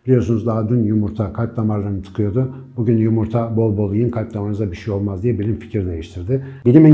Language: Turkish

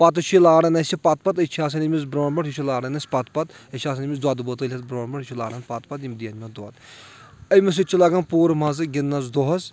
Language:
Kashmiri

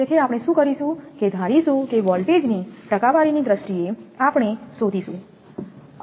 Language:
Gujarati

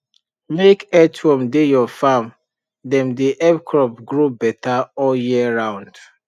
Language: Nigerian Pidgin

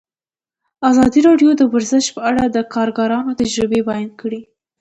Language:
Pashto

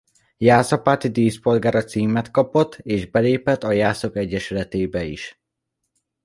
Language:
Hungarian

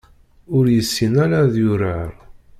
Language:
Kabyle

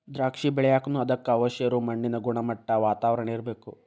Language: Kannada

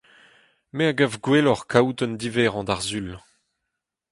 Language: Breton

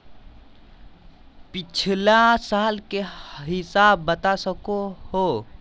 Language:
Magahi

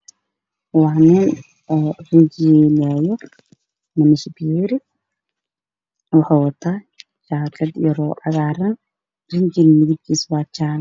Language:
Somali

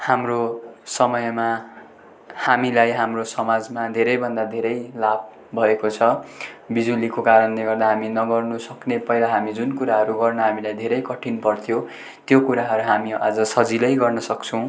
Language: Nepali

